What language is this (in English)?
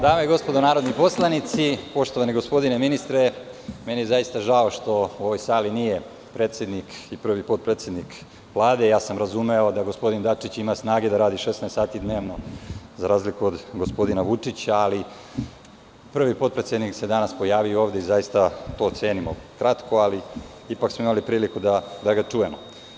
Serbian